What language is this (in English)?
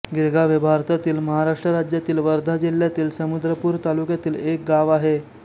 Marathi